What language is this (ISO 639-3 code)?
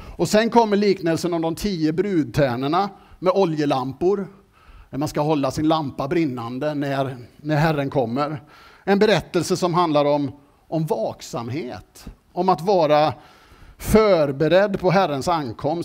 swe